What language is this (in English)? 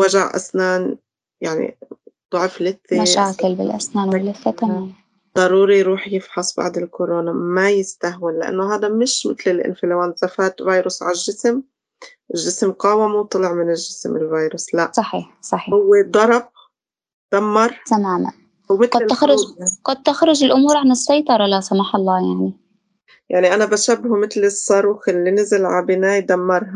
Arabic